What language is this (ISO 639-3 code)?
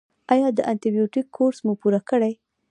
pus